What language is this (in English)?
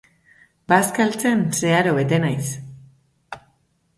Basque